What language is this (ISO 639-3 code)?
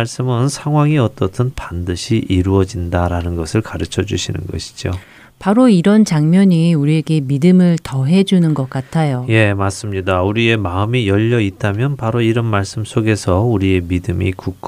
kor